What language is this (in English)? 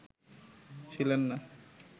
Bangla